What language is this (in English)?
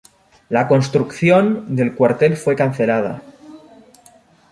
Spanish